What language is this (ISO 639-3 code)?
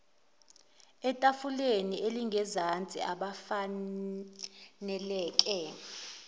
zul